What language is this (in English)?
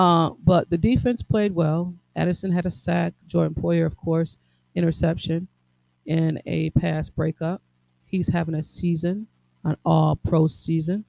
English